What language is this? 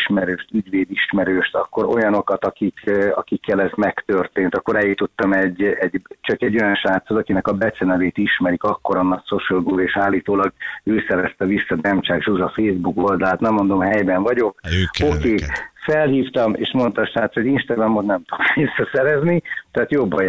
Hungarian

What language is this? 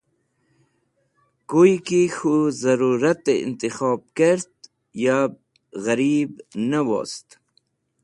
Wakhi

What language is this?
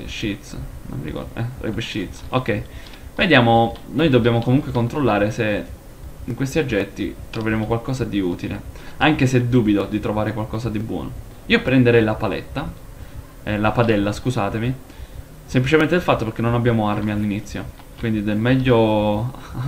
Italian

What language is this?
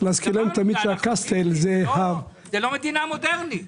Hebrew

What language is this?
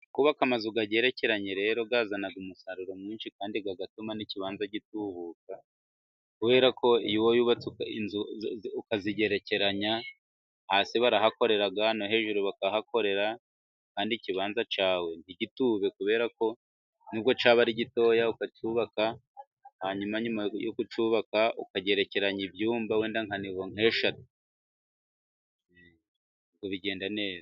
Kinyarwanda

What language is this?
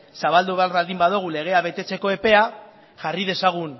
Basque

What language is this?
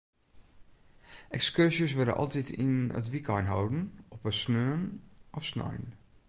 Western Frisian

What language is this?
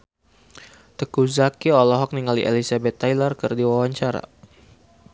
Sundanese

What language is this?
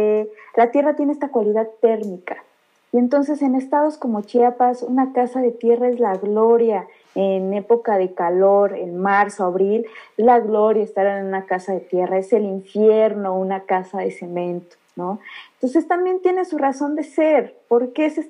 Spanish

